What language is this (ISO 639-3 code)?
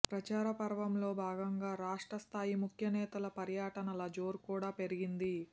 tel